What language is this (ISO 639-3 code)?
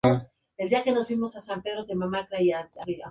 spa